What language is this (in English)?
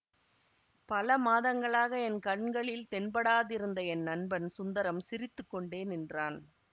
Tamil